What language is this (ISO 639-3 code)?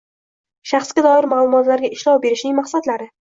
uzb